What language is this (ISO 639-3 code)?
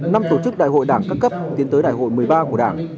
vie